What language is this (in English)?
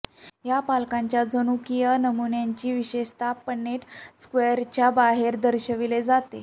Marathi